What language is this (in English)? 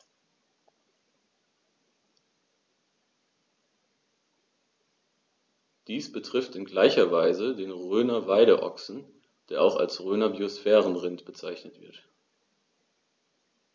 German